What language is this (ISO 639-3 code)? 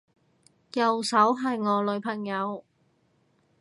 yue